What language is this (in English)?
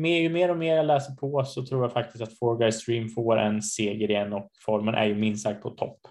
Swedish